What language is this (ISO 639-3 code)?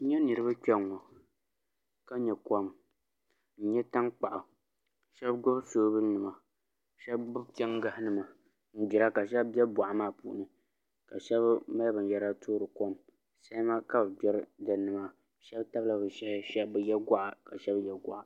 dag